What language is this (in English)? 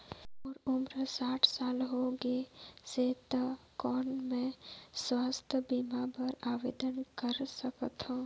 Chhattisgarhi